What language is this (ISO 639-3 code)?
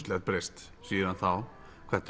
isl